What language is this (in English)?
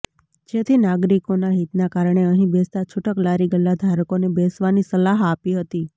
Gujarati